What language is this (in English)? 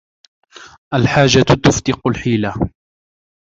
Arabic